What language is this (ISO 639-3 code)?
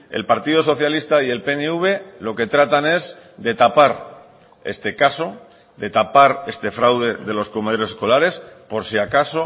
spa